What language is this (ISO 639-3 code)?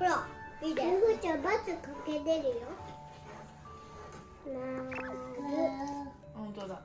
jpn